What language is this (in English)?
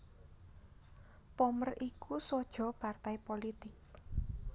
Javanese